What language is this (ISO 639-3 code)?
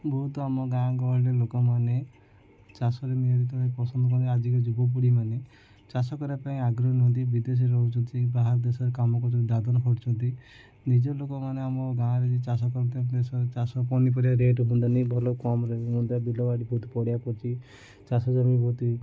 ori